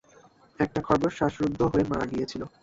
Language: Bangla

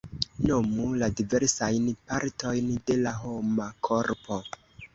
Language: Esperanto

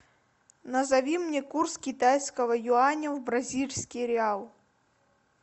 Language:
Russian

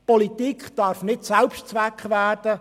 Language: Swiss German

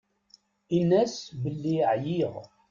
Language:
Kabyle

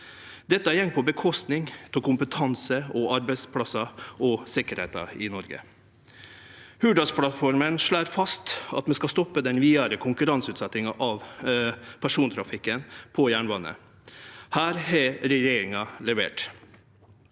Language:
Norwegian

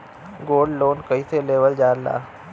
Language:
Bhojpuri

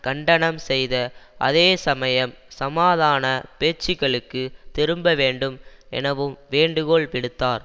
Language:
Tamil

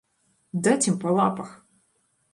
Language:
Belarusian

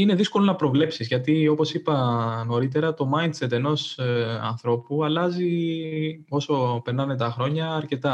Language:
Greek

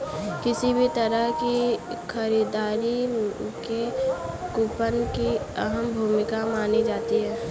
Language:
Hindi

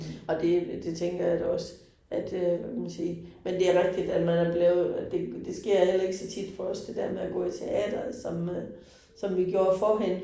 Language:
Danish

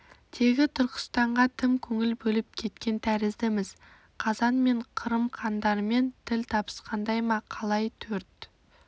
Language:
Kazakh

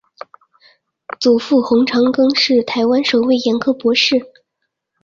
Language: Chinese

